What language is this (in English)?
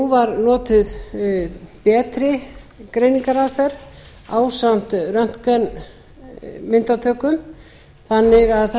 Icelandic